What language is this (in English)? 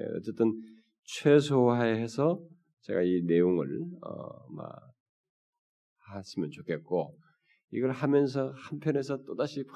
Korean